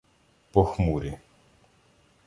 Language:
Ukrainian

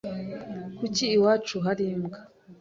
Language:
Kinyarwanda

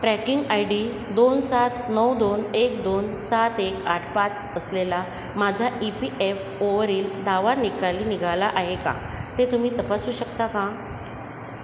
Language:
Marathi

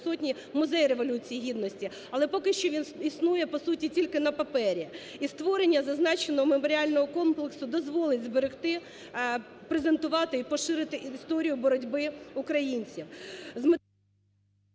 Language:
Ukrainian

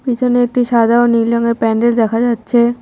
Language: Bangla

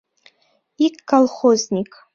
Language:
Mari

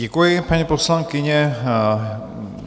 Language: Czech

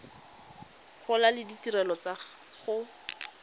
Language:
Tswana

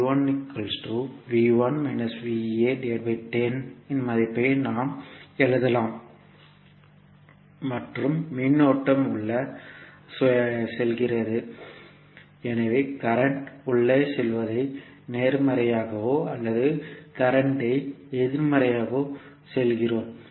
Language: Tamil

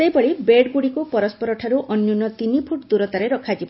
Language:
Odia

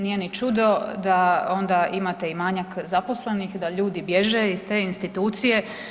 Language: Croatian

